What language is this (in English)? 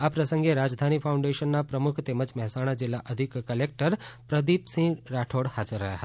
Gujarati